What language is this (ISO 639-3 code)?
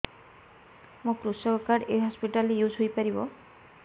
ori